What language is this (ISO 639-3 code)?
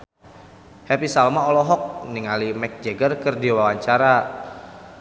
sun